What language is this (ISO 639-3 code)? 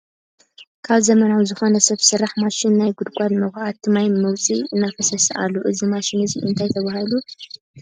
tir